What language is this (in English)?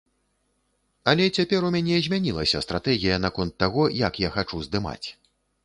Belarusian